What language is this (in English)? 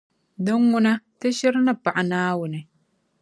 Dagbani